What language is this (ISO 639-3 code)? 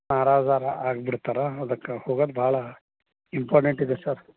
kan